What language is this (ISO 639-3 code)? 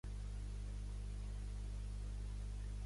cat